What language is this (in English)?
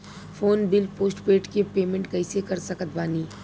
Bhojpuri